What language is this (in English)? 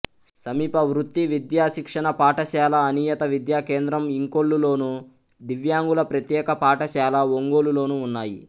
Telugu